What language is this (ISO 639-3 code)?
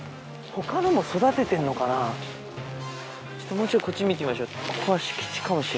jpn